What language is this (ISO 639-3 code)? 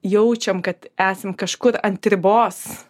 lit